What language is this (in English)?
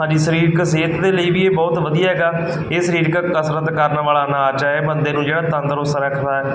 Punjabi